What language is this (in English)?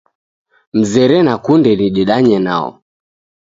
Taita